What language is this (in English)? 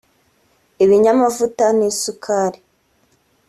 Kinyarwanda